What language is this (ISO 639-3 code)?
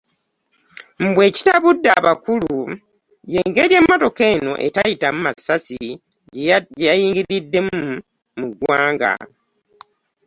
lug